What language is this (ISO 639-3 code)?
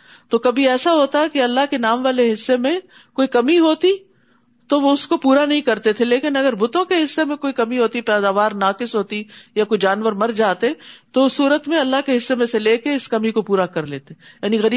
urd